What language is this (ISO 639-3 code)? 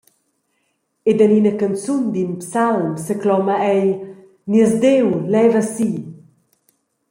roh